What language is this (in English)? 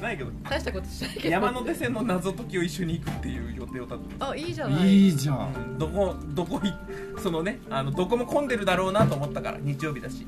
Japanese